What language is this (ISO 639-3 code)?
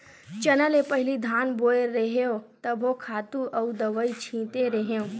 hne